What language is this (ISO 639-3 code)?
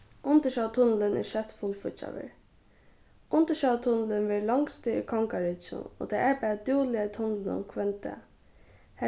fao